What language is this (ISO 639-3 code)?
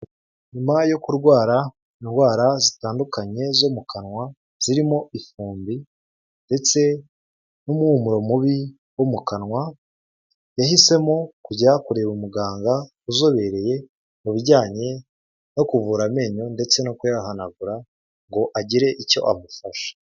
kin